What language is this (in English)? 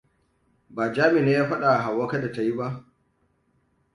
Hausa